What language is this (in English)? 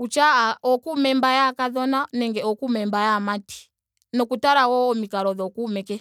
Ndonga